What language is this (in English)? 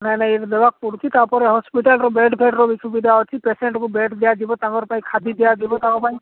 Odia